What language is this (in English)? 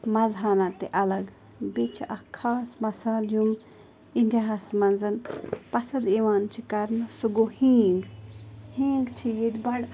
Kashmiri